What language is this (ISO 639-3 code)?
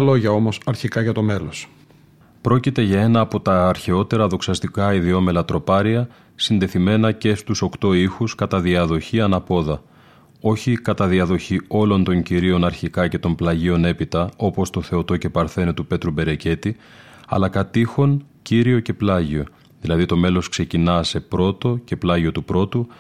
ell